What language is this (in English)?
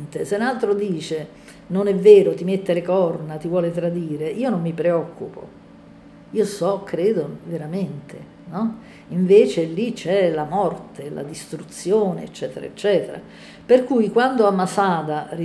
Italian